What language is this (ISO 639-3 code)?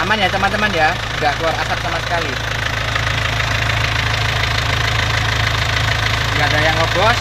ind